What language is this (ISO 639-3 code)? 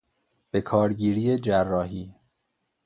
fas